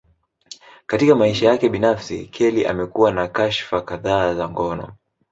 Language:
Swahili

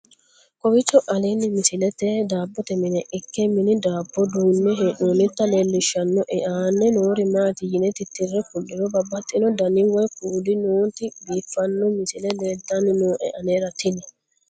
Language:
Sidamo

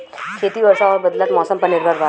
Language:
Bhojpuri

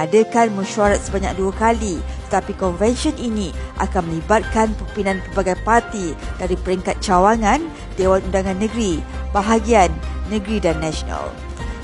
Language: Malay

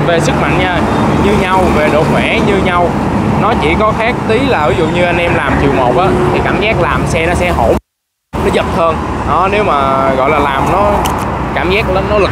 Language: Vietnamese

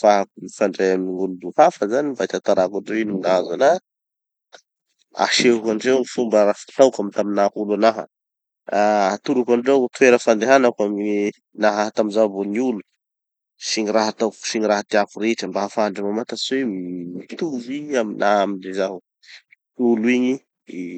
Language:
Tanosy Malagasy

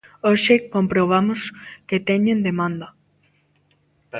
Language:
Galician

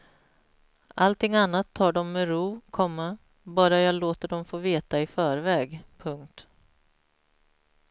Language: Swedish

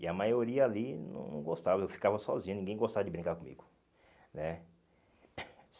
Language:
Portuguese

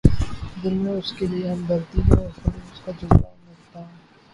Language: Urdu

